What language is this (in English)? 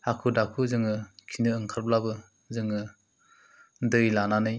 Bodo